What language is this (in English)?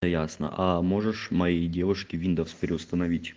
Russian